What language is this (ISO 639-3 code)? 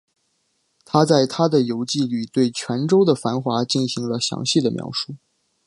zho